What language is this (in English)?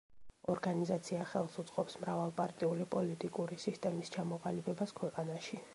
Georgian